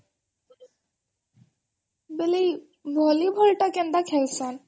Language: Odia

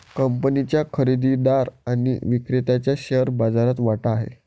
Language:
Marathi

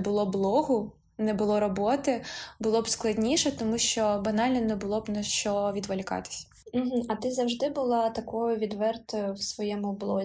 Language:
Ukrainian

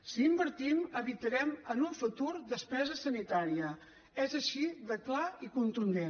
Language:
Catalan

